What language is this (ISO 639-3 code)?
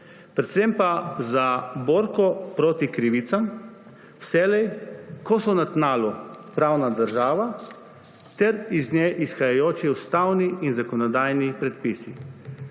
slv